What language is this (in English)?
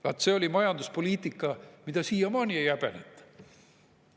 Estonian